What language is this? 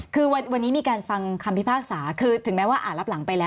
Thai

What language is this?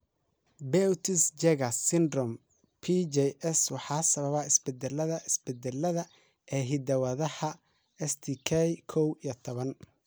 Somali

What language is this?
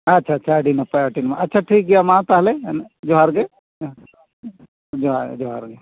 Santali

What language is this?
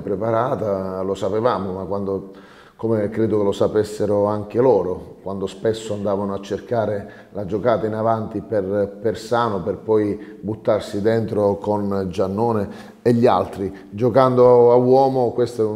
Italian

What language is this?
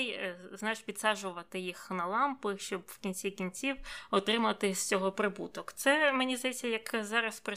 Ukrainian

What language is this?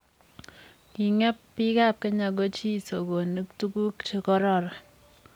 Kalenjin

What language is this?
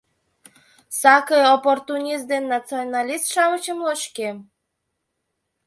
Mari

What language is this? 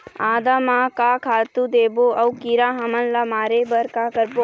Chhattisgarhi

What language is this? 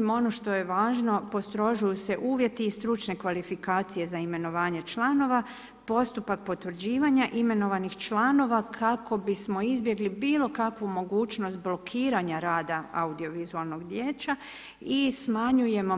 Croatian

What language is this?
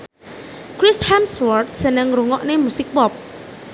Javanese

